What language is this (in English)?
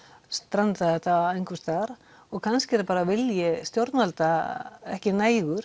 Icelandic